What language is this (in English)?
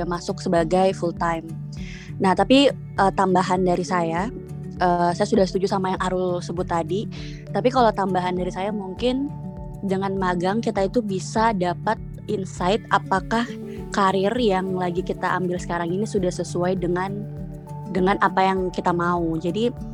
Indonesian